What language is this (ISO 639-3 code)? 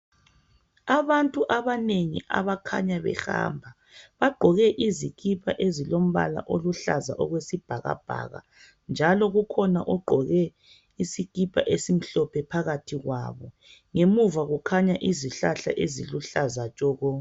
nde